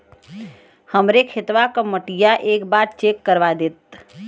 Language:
Bhojpuri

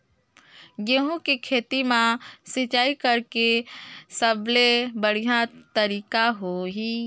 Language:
Chhattisgarhi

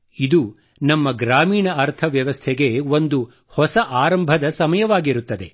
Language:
Kannada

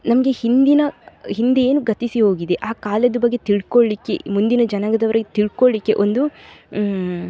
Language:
Kannada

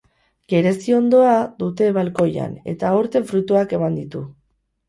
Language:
Basque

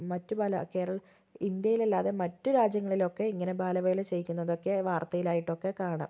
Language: Malayalam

